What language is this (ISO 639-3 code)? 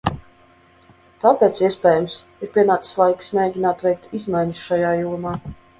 lav